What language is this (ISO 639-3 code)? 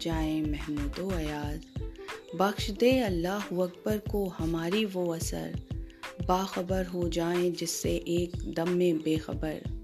urd